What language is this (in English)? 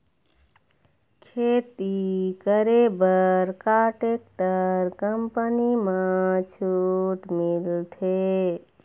Chhattisgarhi